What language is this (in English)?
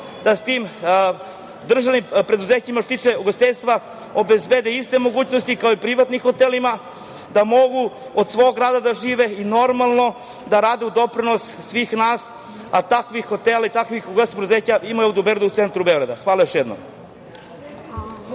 Serbian